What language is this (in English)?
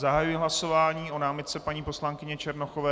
Czech